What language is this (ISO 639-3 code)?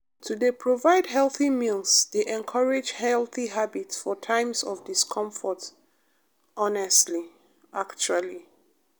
pcm